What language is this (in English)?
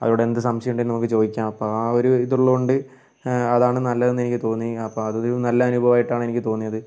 Malayalam